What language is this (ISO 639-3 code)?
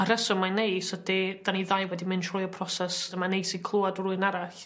cym